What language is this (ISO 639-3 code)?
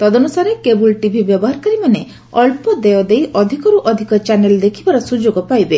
ori